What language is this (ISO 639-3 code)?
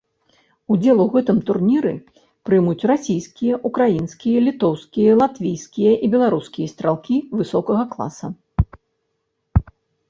bel